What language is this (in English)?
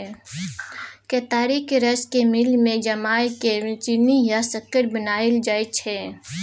Maithili